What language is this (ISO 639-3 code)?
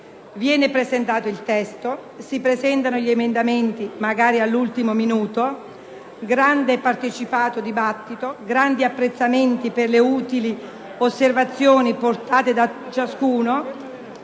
ita